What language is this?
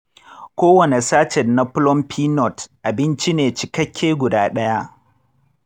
Hausa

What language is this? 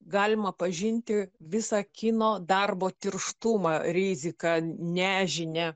Lithuanian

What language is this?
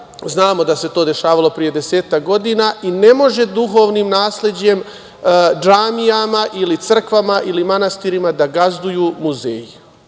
Serbian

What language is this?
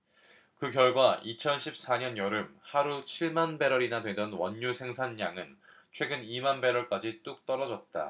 Korean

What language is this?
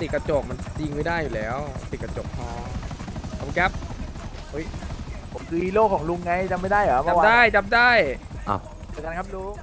Thai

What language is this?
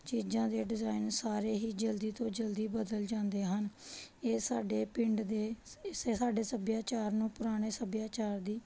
Punjabi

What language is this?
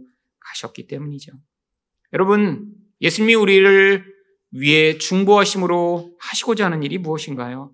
Korean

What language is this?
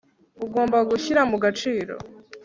Kinyarwanda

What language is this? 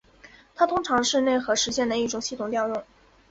Chinese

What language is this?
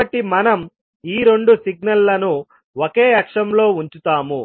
Telugu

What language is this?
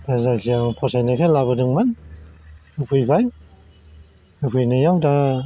Bodo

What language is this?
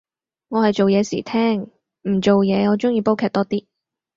Cantonese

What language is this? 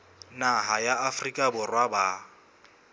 Southern Sotho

